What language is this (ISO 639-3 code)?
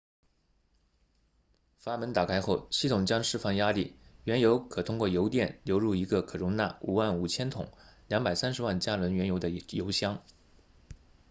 zho